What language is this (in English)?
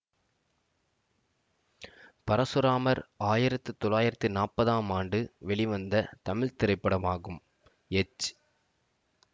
Tamil